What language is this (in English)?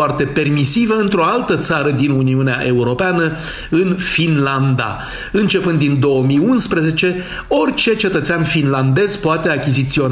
Romanian